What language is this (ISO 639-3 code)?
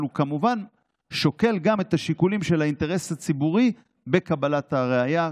heb